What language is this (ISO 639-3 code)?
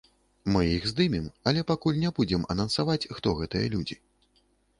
bel